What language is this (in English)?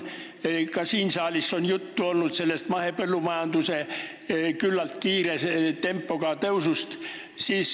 Estonian